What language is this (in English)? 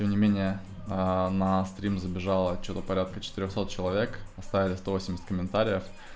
Russian